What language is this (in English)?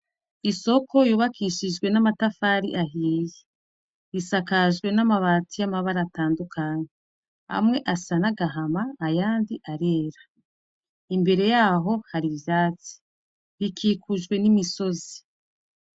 Rundi